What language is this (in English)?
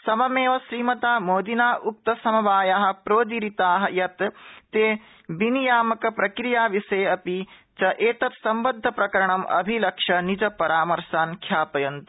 Sanskrit